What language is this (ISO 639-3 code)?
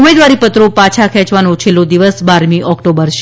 guj